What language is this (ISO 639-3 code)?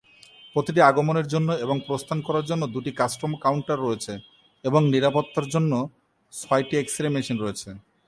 ben